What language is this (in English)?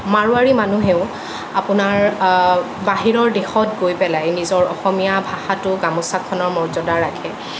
Assamese